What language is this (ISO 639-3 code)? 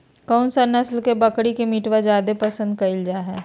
mag